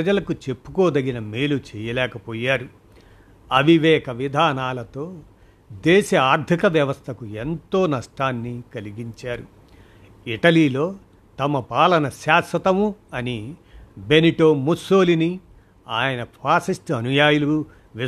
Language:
Telugu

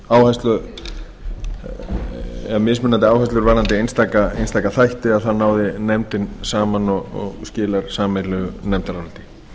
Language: Icelandic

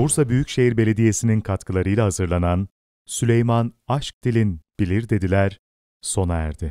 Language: Turkish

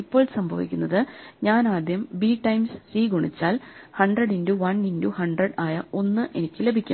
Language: Malayalam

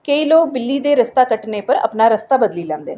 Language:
Dogri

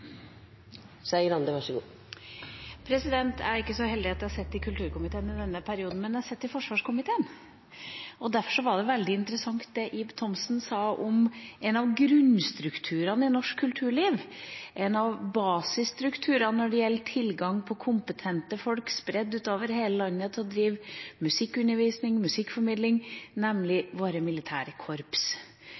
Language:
Norwegian Bokmål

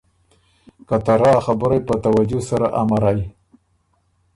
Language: Ormuri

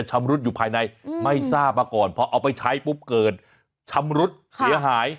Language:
Thai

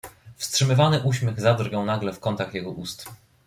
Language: Polish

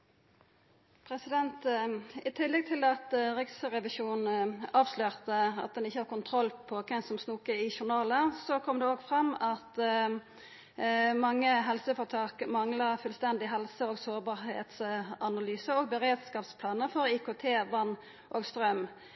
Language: Norwegian Nynorsk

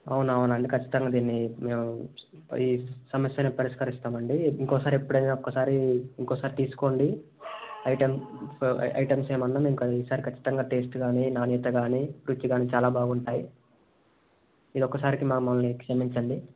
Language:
Telugu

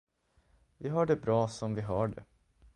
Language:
Swedish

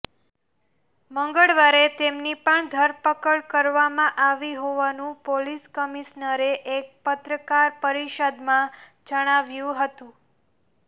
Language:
Gujarati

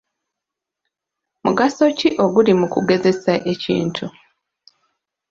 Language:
Ganda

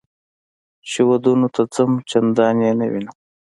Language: Pashto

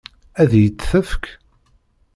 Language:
Kabyle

